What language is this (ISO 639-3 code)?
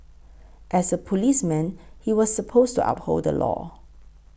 eng